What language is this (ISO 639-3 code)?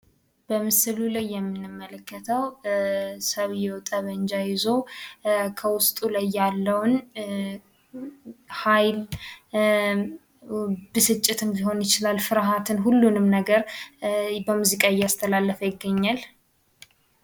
amh